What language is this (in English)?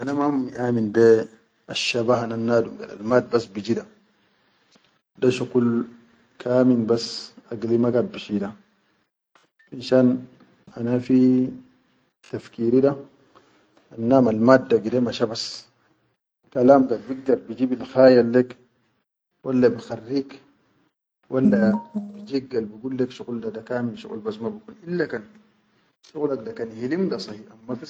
Chadian Arabic